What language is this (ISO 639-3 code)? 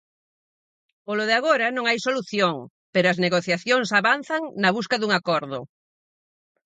glg